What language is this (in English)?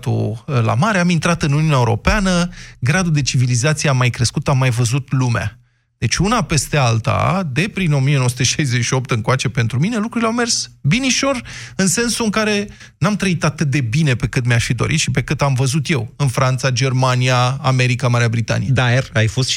Romanian